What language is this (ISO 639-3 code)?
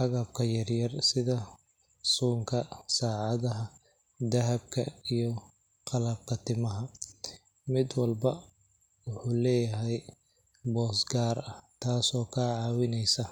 som